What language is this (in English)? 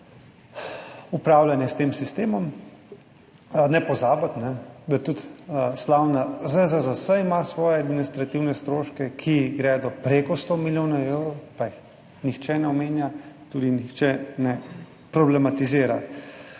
Slovenian